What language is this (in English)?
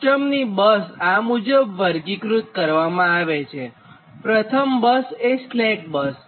Gujarati